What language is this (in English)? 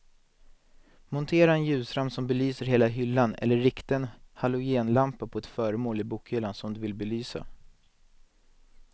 Swedish